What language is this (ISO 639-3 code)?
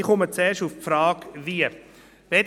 gsw